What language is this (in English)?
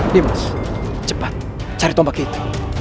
Indonesian